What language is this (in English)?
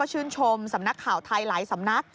Thai